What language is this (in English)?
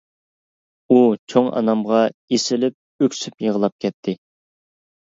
Uyghur